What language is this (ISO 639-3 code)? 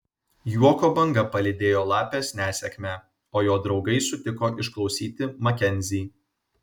lit